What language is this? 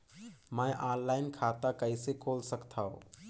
Chhattisgarhi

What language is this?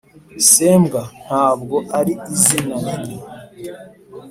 Kinyarwanda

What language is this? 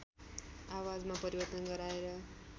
Nepali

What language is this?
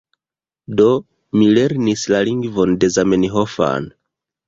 Esperanto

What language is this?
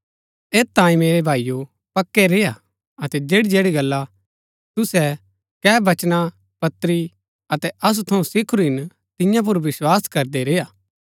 Gaddi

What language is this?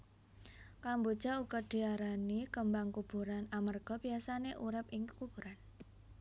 Javanese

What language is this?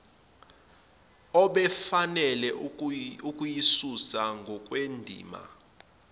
Zulu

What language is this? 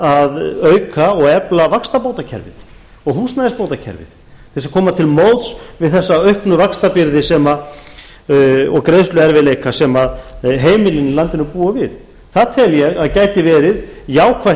Icelandic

